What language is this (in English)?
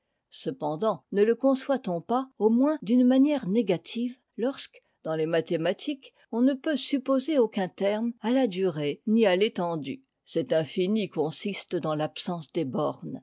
French